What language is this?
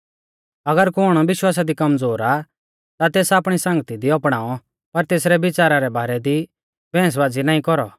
Mahasu Pahari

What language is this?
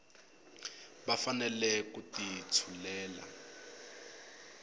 Tsonga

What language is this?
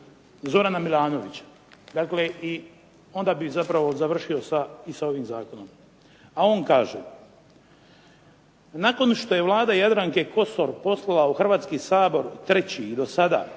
Croatian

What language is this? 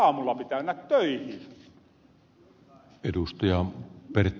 Finnish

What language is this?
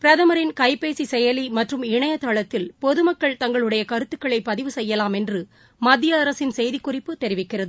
Tamil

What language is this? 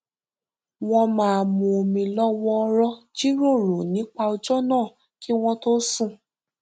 Yoruba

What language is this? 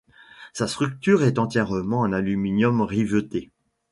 French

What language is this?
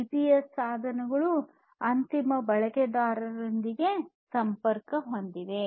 Kannada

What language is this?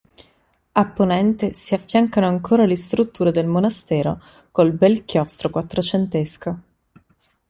Italian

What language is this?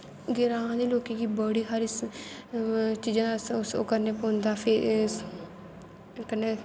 Dogri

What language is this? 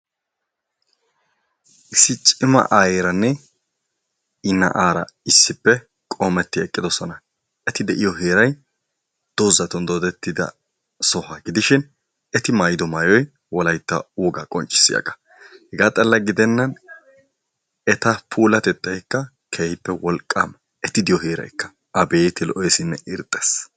Wolaytta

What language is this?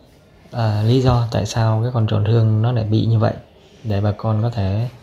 Vietnamese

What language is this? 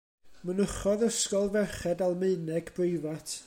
Welsh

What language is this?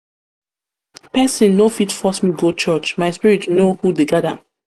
Nigerian Pidgin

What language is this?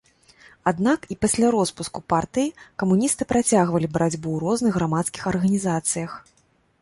Belarusian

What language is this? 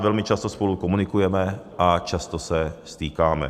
Czech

